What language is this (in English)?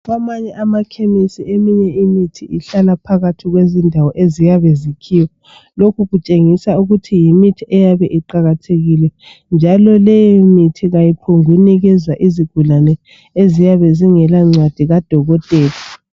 North Ndebele